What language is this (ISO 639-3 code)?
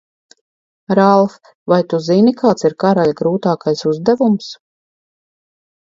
lav